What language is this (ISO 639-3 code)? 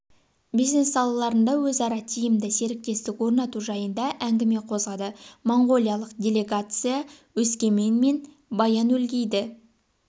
kaz